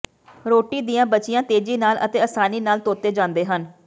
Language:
Punjabi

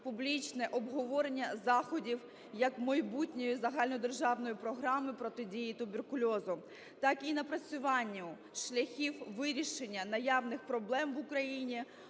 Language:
Ukrainian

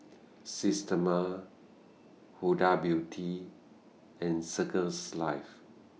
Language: English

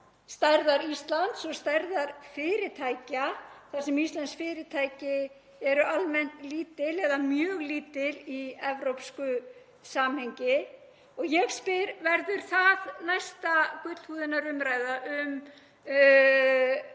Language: Icelandic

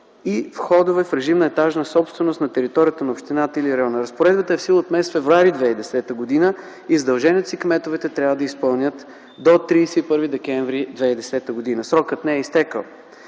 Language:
Bulgarian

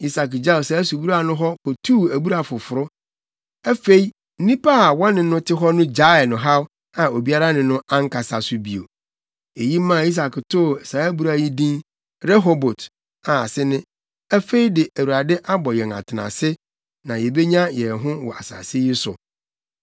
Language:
Akan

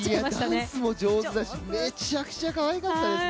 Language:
Japanese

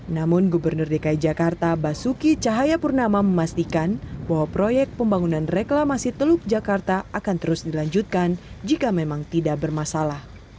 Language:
Indonesian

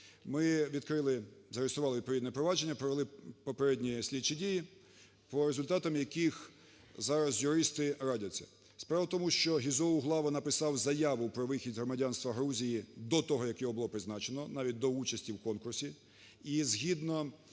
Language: Ukrainian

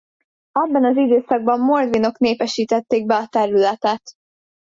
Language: Hungarian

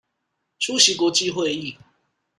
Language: Chinese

